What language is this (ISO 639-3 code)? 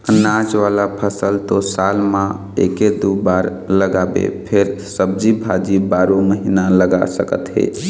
hne